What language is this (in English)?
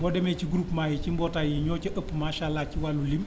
Wolof